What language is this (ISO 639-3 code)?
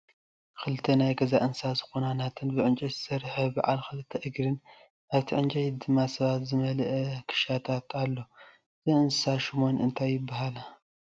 tir